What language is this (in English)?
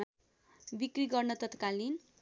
Nepali